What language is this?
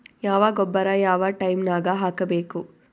Kannada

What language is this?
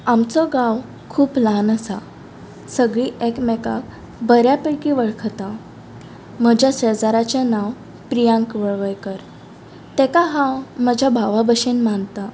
Konkani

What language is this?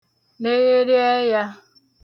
Igbo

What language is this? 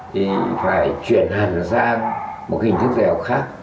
Vietnamese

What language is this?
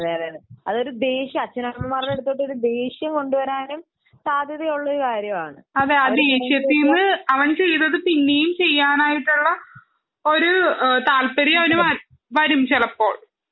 Malayalam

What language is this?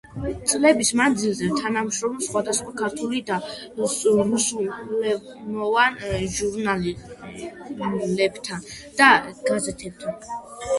Georgian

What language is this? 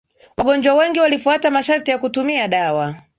Swahili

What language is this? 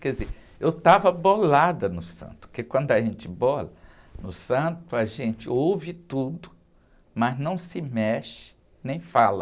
Portuguese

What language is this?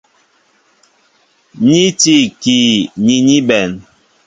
Mbo (Cameroon)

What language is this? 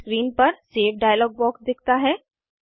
Hindi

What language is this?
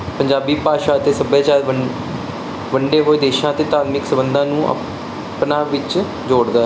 Punjabi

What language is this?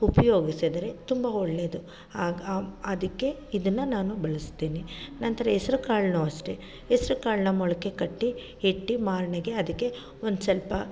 Kannada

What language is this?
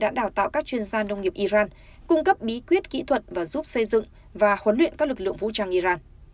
Vietnamese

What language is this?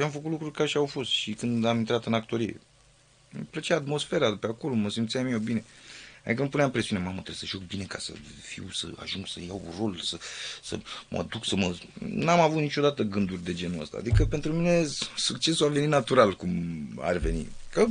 Romanian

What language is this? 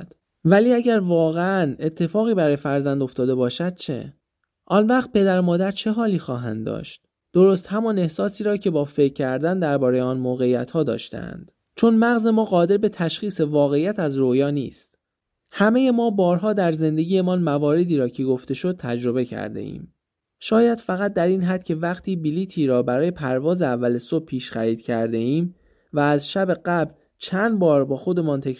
Persian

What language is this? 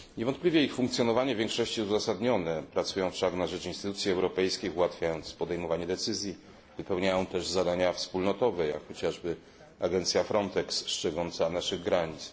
Polish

